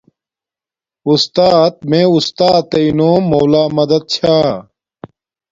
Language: Domaaki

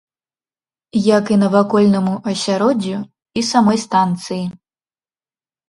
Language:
Belarusian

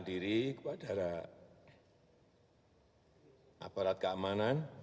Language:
Indonesian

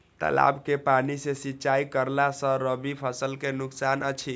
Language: Maithili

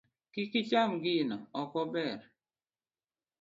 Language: Luo (Kenya and Tanzania)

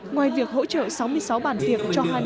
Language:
Vietnamese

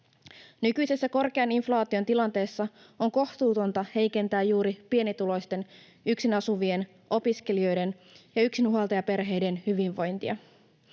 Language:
Finnish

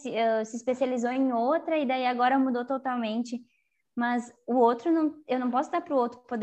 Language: Portuguese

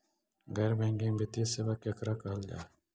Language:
Magahi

